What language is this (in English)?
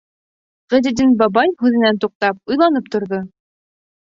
Bashkir